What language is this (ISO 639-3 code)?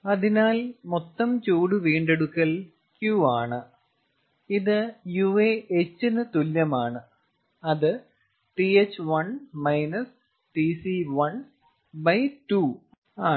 mal